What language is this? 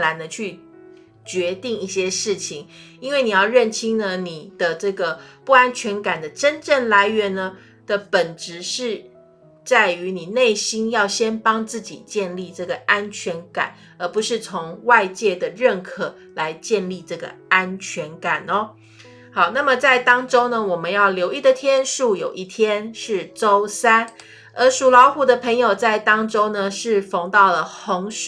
Chinese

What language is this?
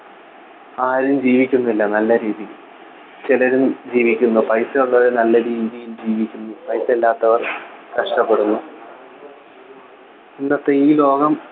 Malayalam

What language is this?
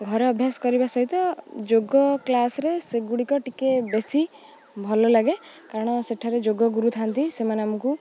Odia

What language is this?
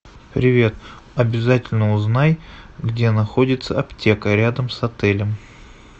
Russian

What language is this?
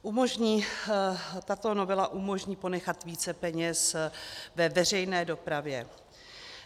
Czech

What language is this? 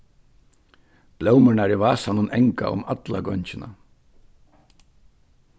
Faroese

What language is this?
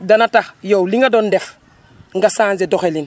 Wolof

